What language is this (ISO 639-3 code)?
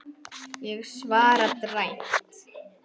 isl